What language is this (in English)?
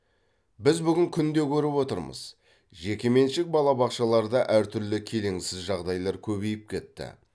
Kazakh